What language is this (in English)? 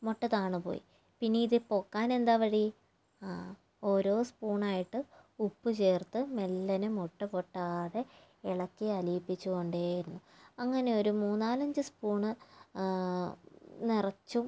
Malayalam